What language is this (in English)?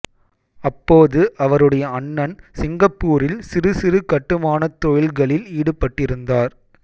Tamil